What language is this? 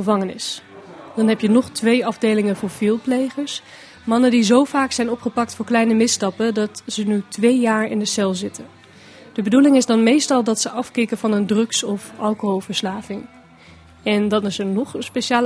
Dutch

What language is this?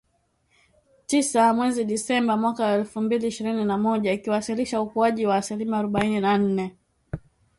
Swahili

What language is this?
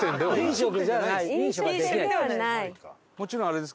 Japanese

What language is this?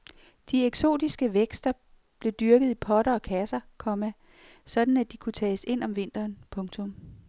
Danish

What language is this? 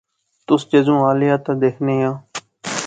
Pahari-Potwari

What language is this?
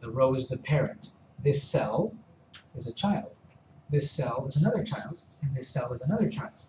English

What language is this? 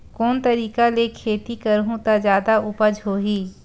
Chhattisgarhi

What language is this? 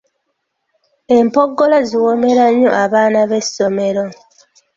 Ganda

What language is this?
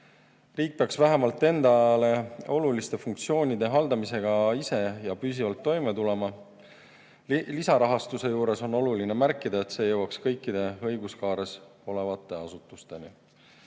Estonian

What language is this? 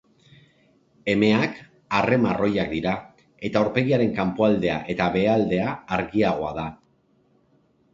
Basque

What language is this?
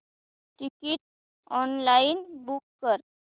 Marathi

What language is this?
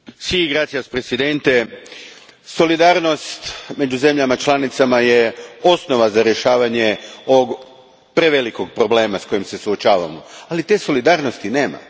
Croatian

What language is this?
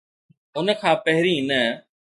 Sindhi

